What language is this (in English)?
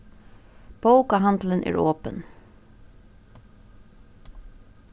Faroese